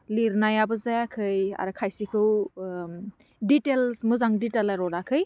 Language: Bodo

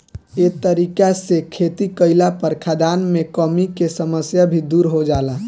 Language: Bhojpuri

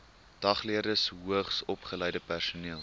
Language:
Afrikaans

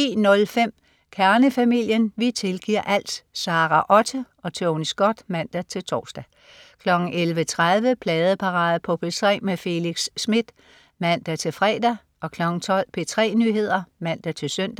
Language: Danish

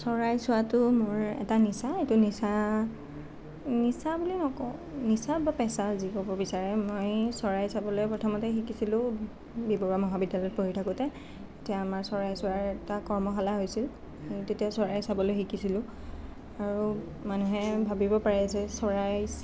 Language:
Assamese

